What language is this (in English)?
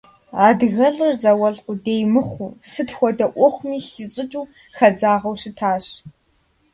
Kabardian